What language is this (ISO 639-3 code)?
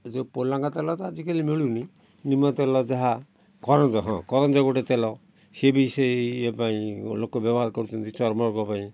ori